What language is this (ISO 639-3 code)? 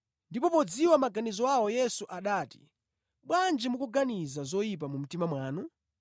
nya